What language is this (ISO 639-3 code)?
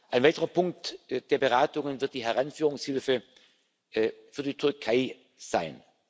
deu